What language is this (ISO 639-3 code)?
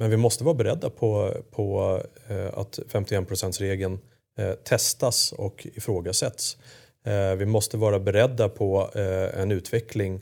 swe